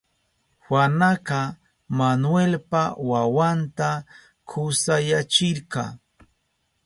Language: Southern Pastaza Quechua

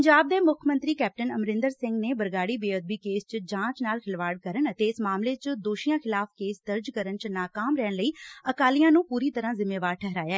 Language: Punjabi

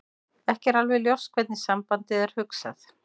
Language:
Icelandic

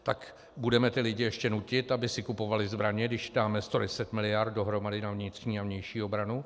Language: Czech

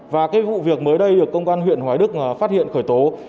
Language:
Vietnamese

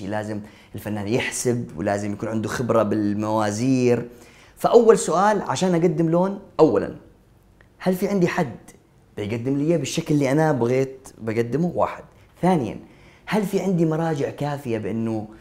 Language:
Arabic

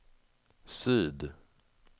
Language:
Swedish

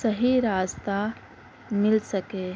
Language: Urdu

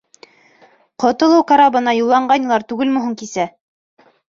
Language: Bashkir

